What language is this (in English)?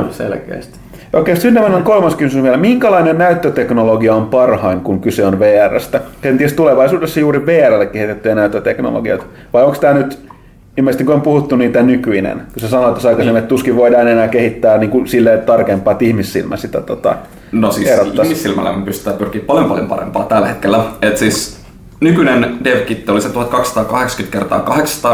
Finnish